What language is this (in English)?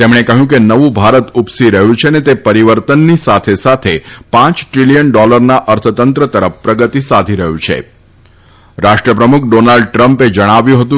Gujarati